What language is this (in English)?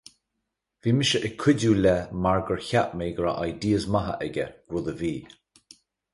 Irish